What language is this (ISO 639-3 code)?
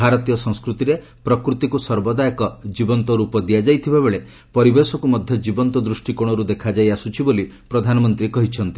ori